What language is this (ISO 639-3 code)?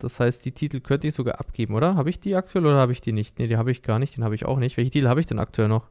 deu